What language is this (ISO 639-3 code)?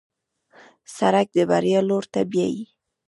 pus